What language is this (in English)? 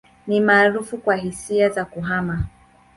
Swahili